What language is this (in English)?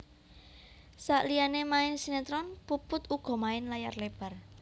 Javanese